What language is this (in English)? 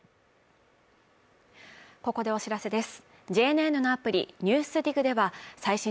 Japanese